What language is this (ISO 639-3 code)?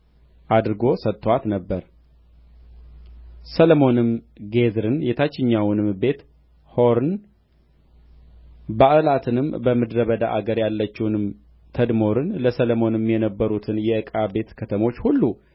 amh